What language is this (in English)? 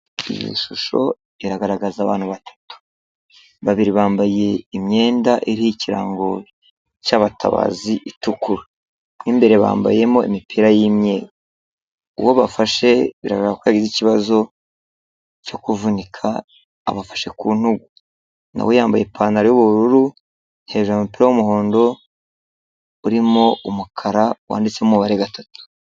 Kinyarwanda